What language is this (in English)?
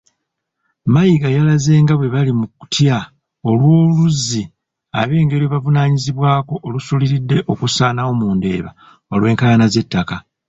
Ganda